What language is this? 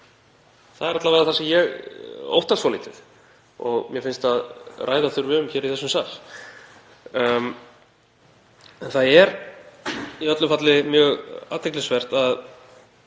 Icelandic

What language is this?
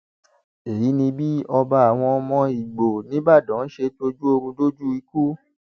Yoruba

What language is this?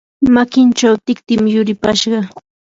Yanahuanca Pasco Quechua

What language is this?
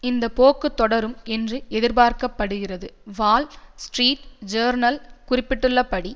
Tamil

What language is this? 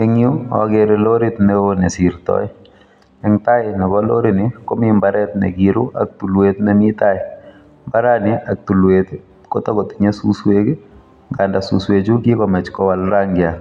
Kalenjin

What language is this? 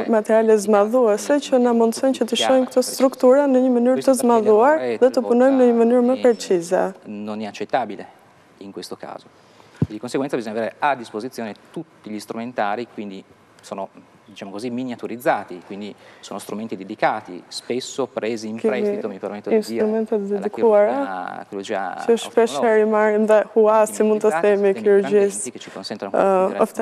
Italian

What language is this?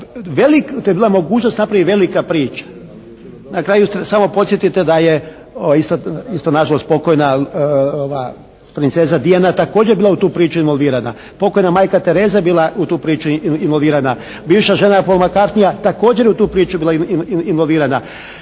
Croatian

